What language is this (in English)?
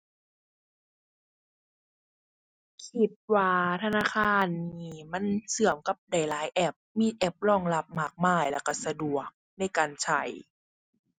Thai